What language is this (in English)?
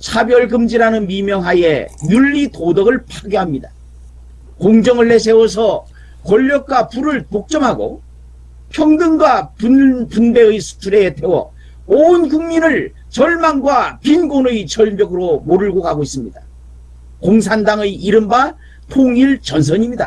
Korean